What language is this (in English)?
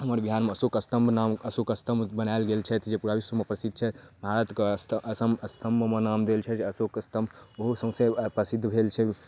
Maithili